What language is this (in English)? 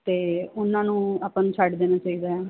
Punjabi